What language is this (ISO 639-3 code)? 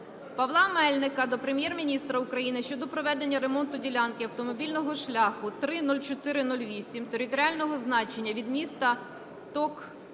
ukr